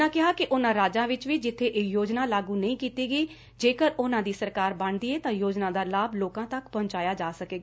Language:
Punjabi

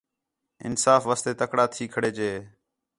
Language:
Khetrani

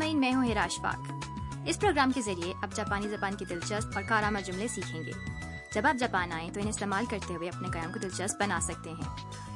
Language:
Urdu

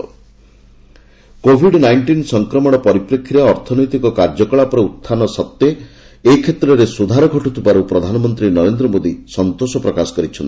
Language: Odia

